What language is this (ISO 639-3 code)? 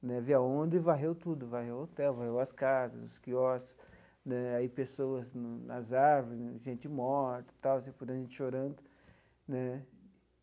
por